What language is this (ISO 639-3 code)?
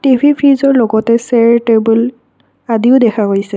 asm